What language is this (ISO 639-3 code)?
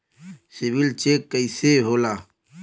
bho